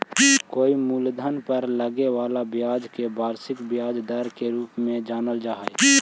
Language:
Magahi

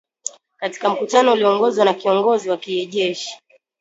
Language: Swahili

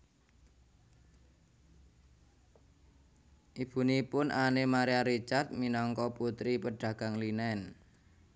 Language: Javanese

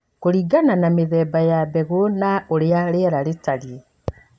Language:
Kikuyu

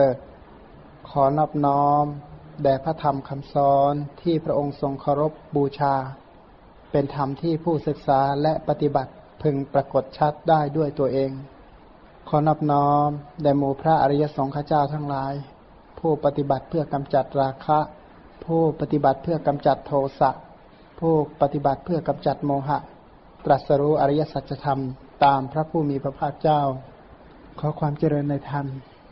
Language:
Thai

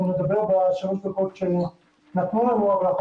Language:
Hebrew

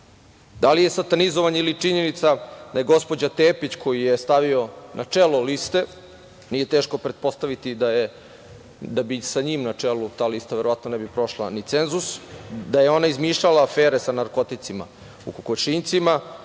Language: Serbian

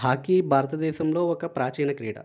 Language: Telugu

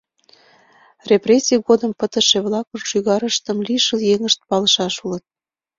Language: Mari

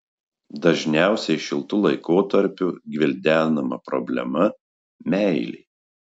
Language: Lithuanian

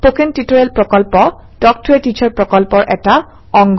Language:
Assamese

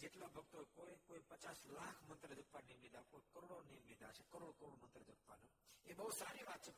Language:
Gujarati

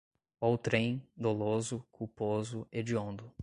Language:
Portuguese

